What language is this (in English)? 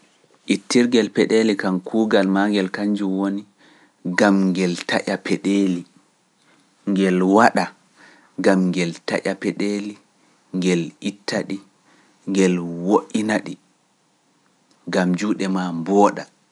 Pular